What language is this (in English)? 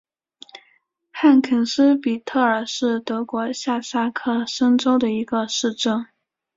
Chinese